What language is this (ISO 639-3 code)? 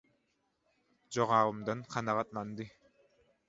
tuk